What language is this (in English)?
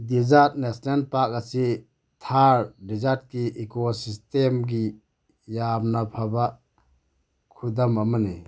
Manipuri